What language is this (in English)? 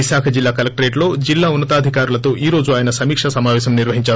Telugu